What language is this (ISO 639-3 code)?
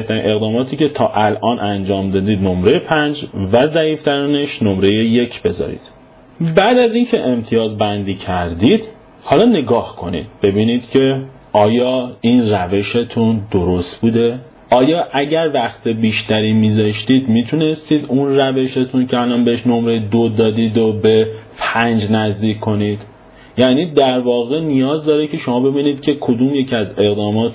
fas